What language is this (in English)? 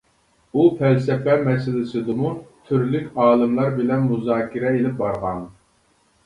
Uyghur